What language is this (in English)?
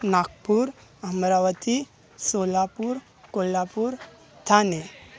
Marathi